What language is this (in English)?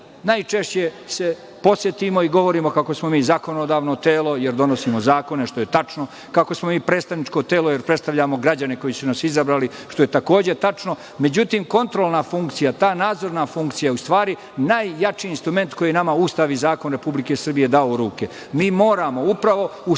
Serbian